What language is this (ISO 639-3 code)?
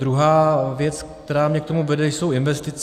ces